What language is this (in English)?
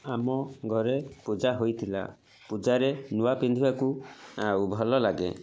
Odia